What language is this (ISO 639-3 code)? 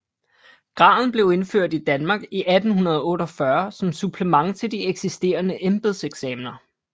dan